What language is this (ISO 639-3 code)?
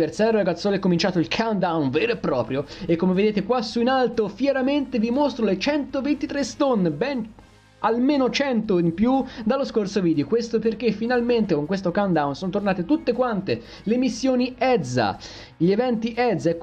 ita